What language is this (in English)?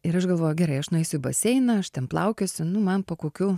Lithuanian